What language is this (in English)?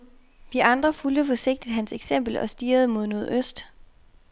Danish